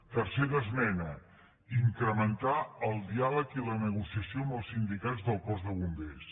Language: Catalan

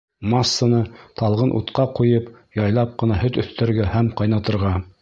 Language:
Bashkir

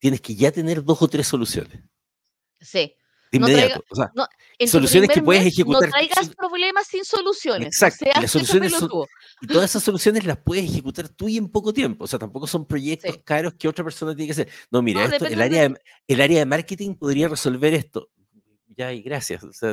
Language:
Spanish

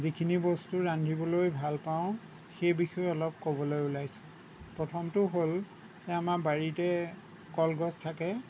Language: Assamese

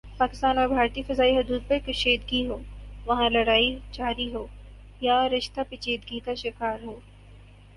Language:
Urdu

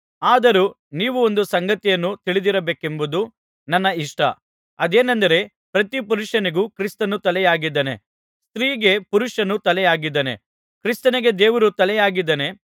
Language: Kannada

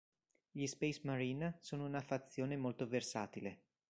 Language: Italian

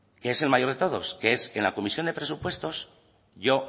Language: Spanish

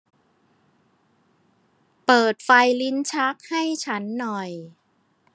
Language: Thai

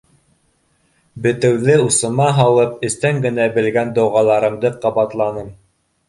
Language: Bashkir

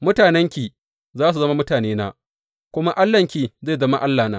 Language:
Hausa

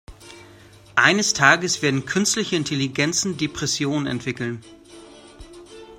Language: German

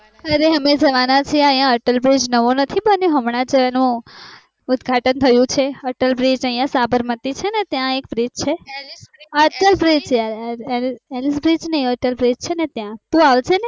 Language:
Gujarati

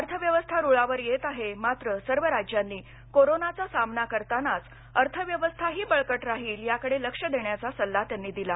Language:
Marathi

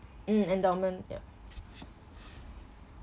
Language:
English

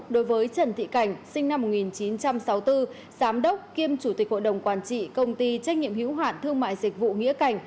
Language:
Vietnamese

